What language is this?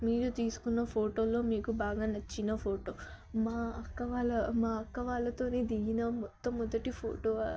Telugu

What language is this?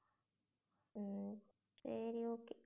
Tamil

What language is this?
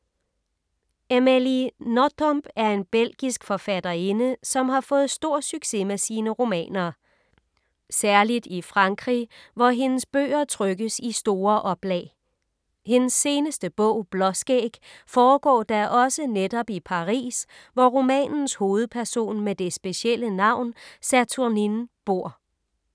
Danish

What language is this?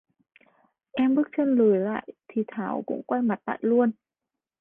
Vietnamese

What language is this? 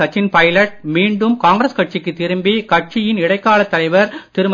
Tamil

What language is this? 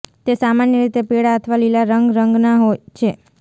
Gujarati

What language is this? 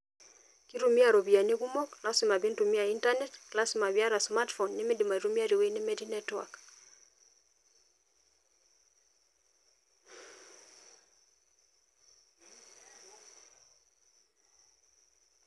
Masai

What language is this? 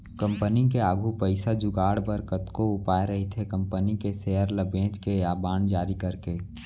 Chhattisgarhi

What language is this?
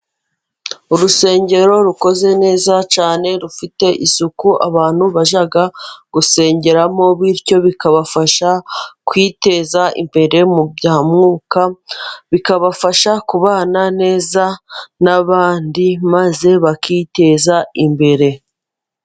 Kinyarwanda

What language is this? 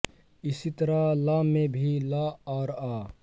Hindi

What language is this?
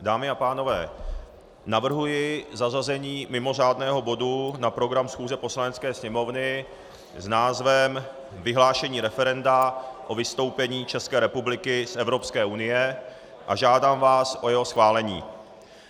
Czech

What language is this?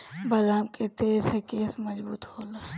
Bhojpuri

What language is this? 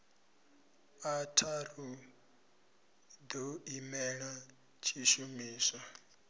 Venda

